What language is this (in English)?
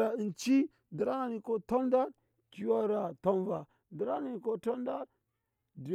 Nyankpa